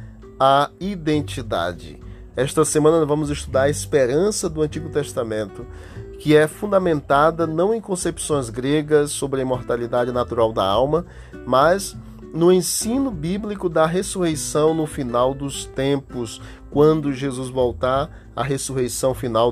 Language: Portuguese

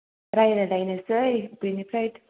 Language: Bodo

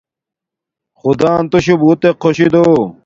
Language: Domaaki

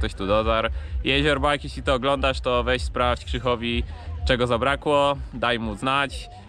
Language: Polish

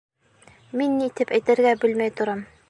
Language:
Bashkir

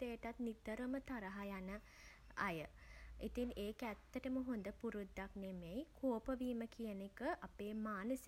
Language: Sinhala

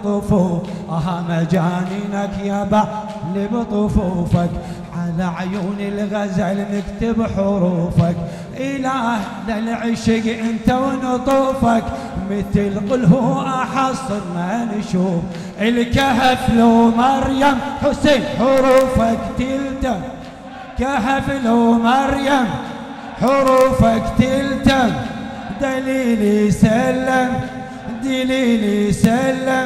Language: Arabic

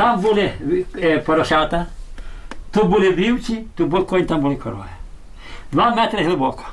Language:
Ukrainian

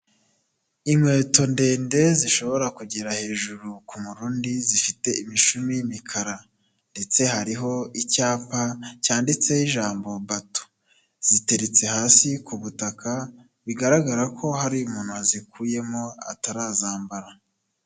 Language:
Kinyarwanda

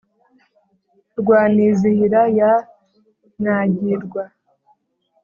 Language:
Kinyarwanda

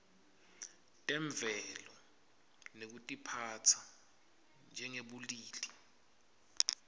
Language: Swati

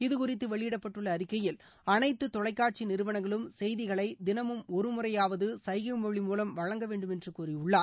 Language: Tamil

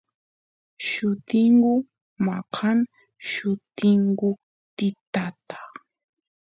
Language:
Santiago del Estero Quichua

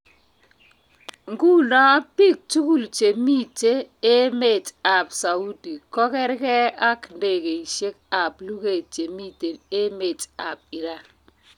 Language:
Kalenjin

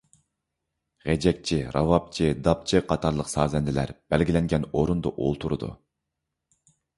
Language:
Uyghur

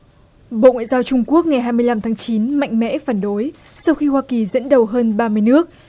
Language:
Vietnamese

